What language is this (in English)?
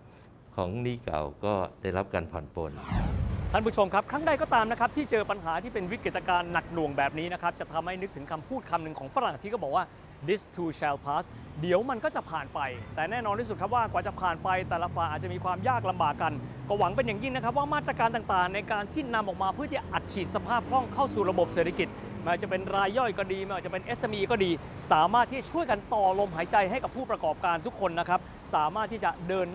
Thai